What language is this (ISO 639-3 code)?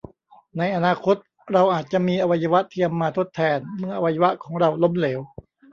tha